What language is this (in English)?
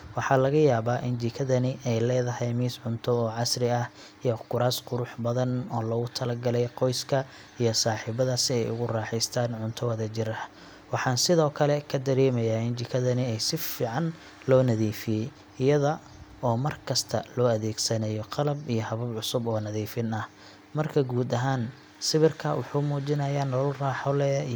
Somali